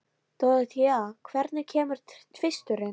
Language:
Icelandic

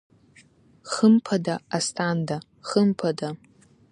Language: Abkhazian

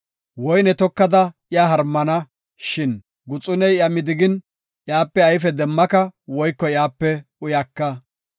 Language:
Gofa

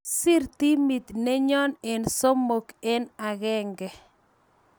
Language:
Kalenjin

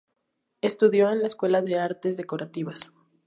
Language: Spanish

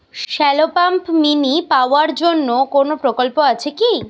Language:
Bangla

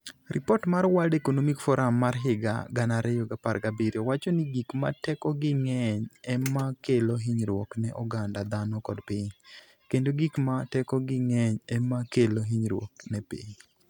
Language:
Luo (Kenya and Tanzania)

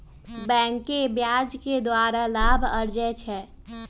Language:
Magahi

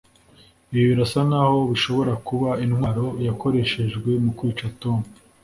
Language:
Kinyarwanda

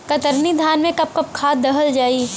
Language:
Bhojpuri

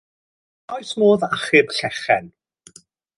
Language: Welsh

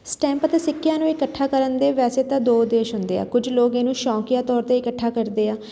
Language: Punjabi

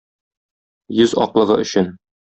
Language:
Tatar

